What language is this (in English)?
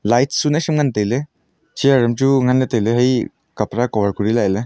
Wancho Naga